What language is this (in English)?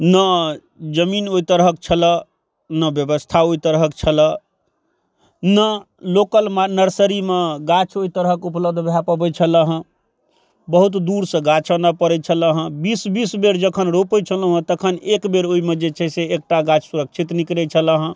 Maithili